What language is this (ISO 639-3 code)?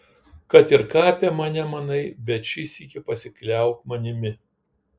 lit